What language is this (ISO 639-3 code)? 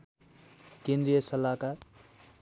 nep